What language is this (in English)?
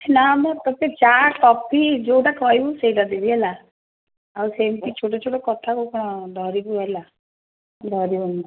Odia